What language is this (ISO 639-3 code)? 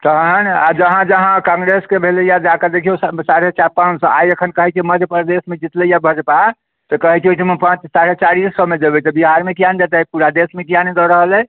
mai